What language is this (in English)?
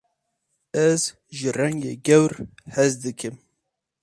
Kurdish